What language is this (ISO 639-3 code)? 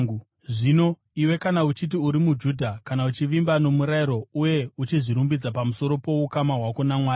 sna